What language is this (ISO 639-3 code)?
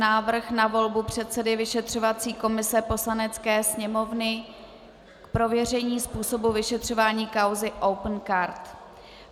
ces